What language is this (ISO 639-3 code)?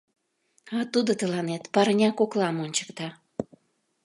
chm